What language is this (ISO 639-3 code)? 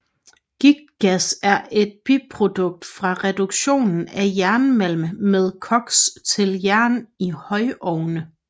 dan